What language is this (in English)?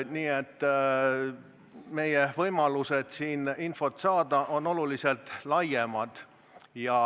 Estonian